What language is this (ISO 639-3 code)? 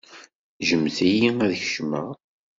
kab